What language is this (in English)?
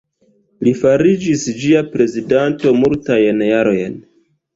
Esperanto